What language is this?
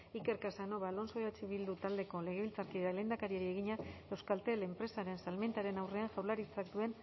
Basque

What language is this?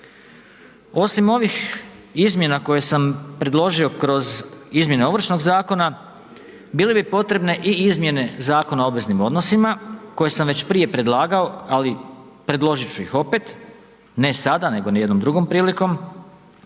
Croatian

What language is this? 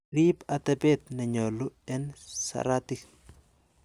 Kalenjin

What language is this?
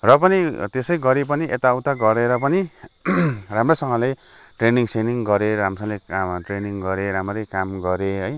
Nepali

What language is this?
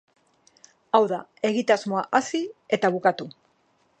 Basque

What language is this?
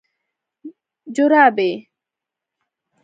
Pashto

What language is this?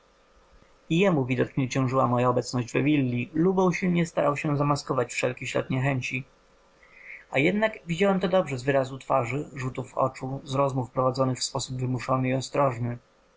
Polish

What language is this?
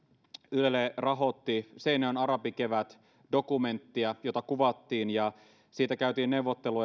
Finnish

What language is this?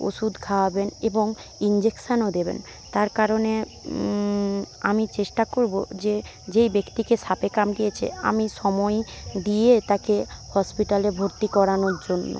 Bangla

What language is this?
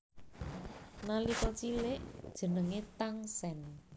Javanese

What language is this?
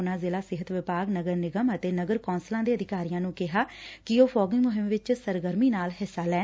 Punjabi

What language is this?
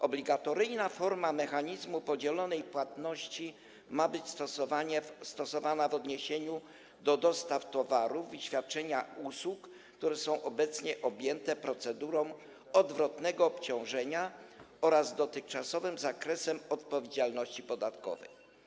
Polish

